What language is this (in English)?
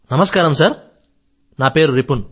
Telugu